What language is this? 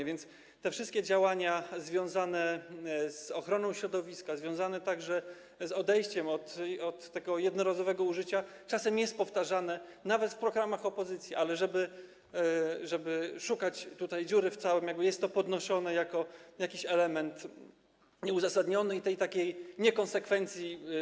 Polish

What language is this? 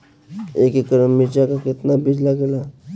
Bhojpuri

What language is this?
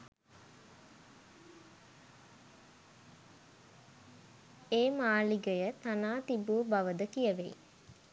Sinhala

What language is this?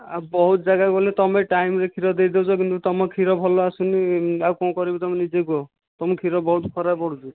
Odia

